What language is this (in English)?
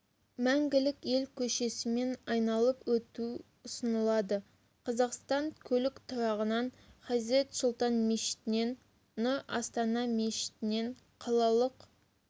Kazakh